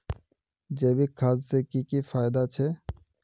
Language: Magahi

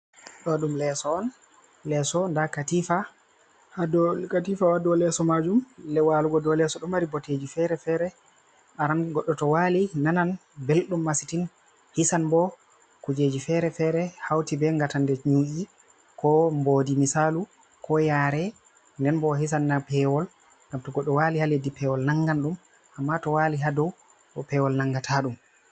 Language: Fula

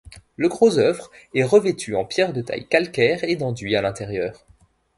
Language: French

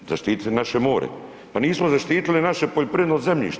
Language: Croatian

